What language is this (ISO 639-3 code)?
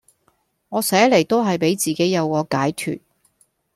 yue